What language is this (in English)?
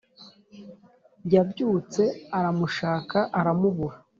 Kinyarwanda